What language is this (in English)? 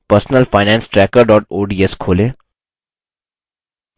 Hindi